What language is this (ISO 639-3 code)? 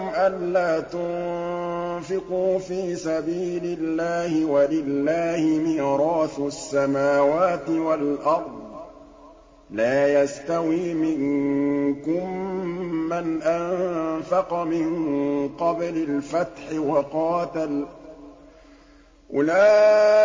ara